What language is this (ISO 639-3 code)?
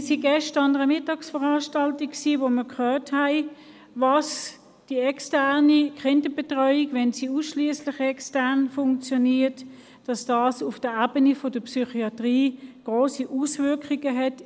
gsw